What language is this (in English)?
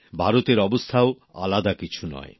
Bangla